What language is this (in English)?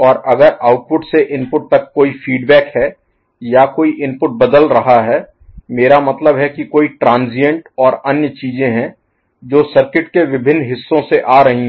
Hindi